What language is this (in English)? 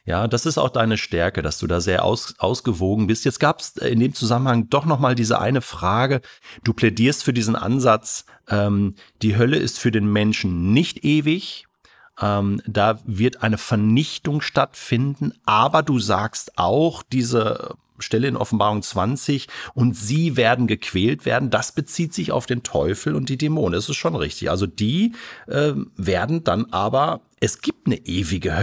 German